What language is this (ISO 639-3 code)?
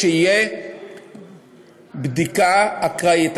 heb